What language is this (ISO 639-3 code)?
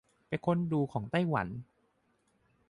tha